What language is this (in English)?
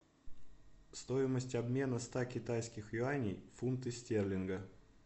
Russian